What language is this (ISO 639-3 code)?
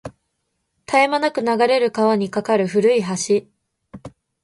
jpn